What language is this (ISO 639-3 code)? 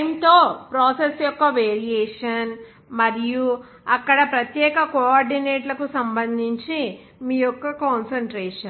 tel